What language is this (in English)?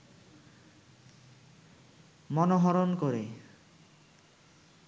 Bangla